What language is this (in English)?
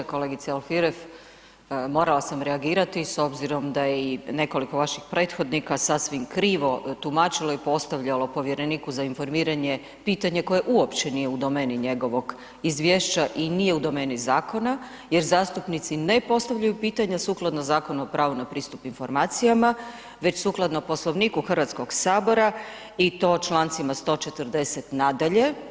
Croatian